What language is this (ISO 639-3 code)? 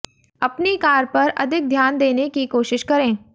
hin